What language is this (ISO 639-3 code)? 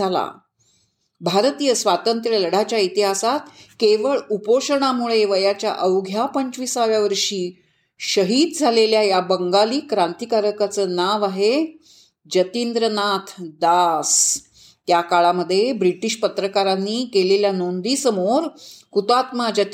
mar